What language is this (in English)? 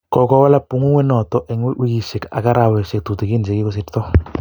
Kalenjin